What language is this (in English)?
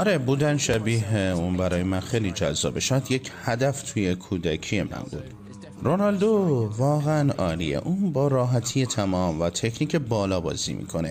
Persian